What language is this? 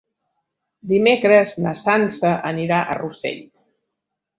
Catalan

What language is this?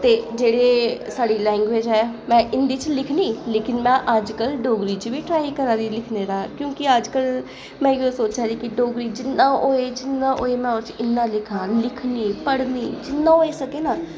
Dogri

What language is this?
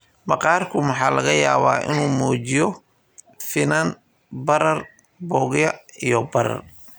Somali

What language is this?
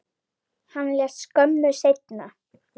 Icelandic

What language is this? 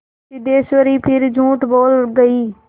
Hindi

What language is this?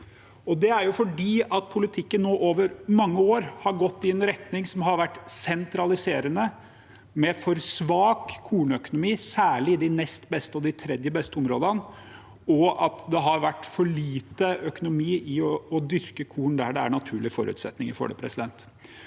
Norwegian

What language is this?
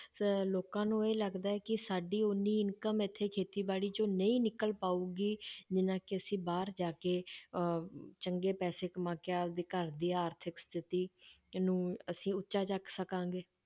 Punjabi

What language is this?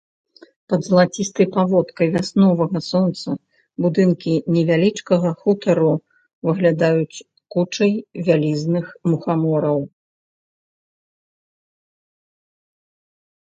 Belarusian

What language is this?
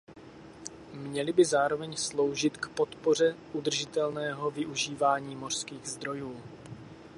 Czech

